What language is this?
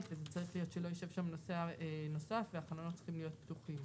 Hebrew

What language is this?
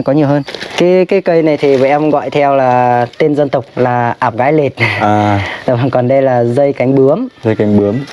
Vietnamese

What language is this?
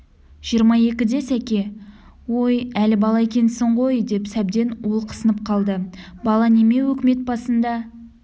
Kazakh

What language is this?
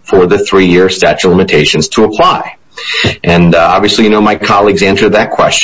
English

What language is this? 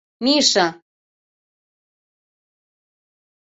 Mari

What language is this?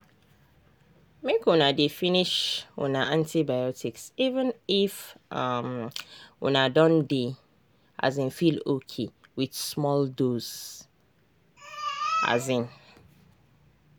Nigerian Pidgin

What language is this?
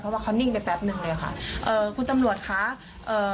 Thai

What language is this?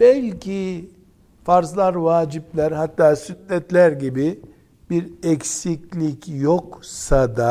Turkish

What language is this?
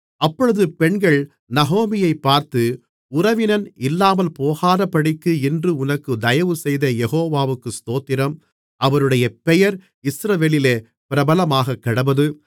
Tamil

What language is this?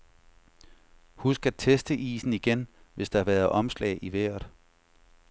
Danish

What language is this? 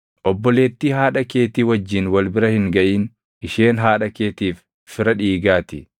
Oromo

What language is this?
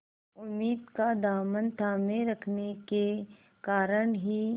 Hindi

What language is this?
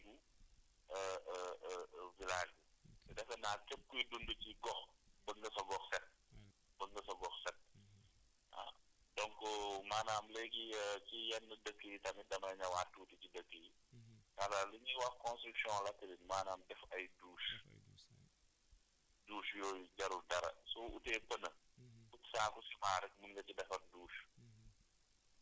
Wolof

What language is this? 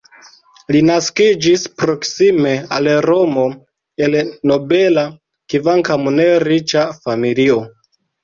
Esperanto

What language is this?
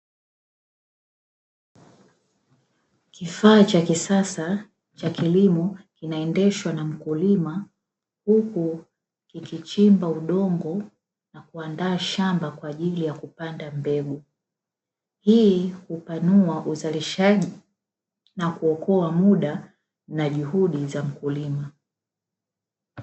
Swahili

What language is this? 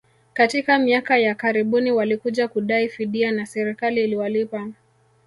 Swahili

